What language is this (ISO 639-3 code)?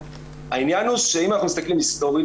heb